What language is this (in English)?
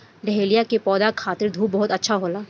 Bhojpuri